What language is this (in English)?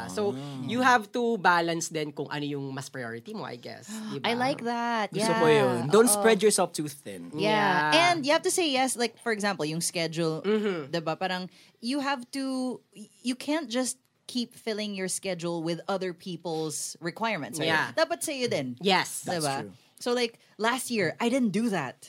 Filipino